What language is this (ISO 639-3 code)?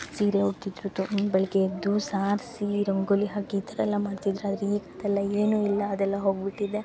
kan